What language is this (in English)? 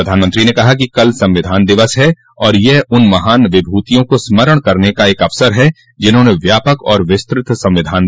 Hindi